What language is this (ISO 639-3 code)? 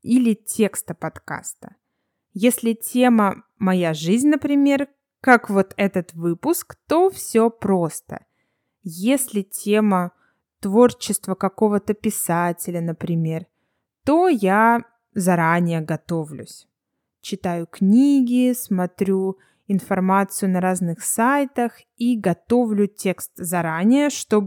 rus